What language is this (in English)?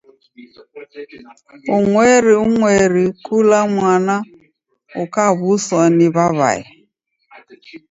Taita